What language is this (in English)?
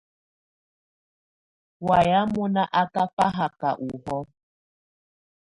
Tunen